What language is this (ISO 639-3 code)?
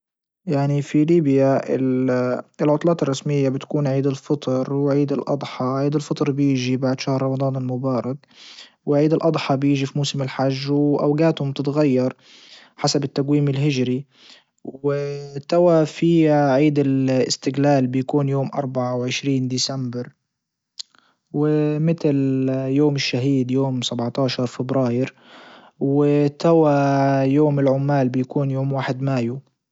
ayl